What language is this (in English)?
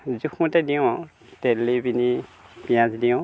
Assamese